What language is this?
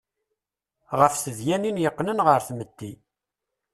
Kabyle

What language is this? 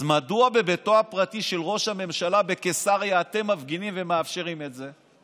Hebrew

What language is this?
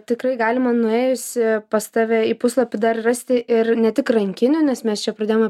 Lithuanian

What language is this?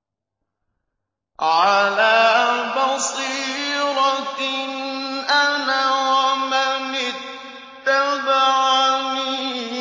Arabic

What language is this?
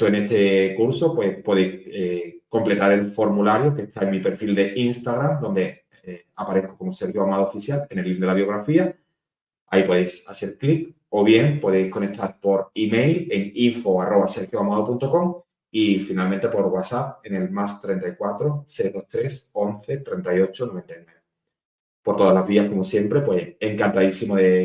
Spanish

